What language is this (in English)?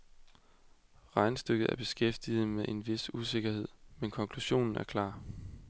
Danish